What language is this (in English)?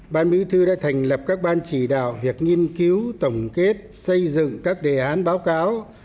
Vietnamese